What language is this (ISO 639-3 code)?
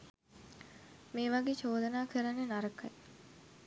sin